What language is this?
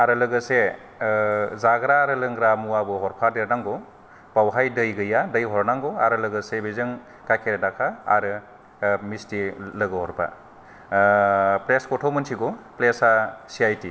Bodo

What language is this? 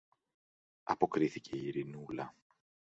Greek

